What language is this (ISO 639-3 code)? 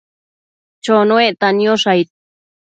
mcf